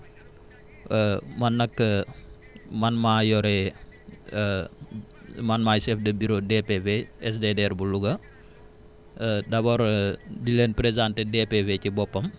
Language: Wolof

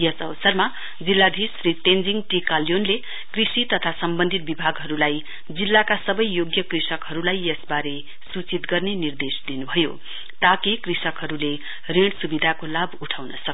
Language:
Nepali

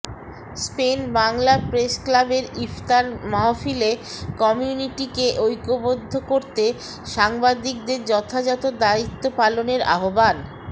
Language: Bangla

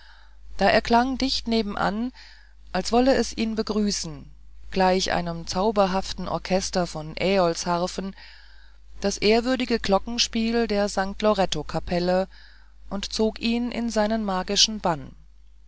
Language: German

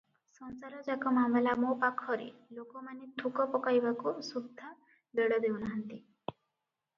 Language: Odia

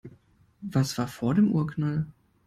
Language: German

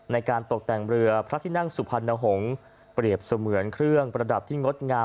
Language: Thai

